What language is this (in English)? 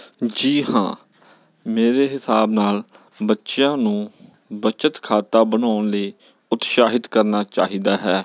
Punjabi